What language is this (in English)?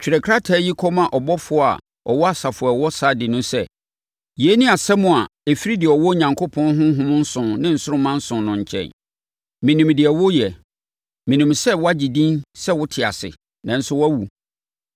Akan